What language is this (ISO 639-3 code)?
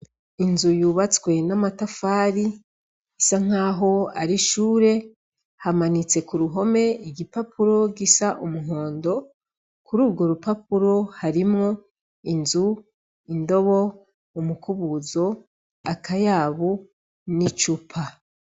run